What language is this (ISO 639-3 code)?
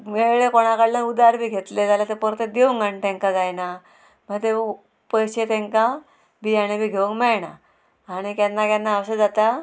kok